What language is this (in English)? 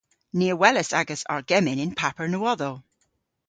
Cornish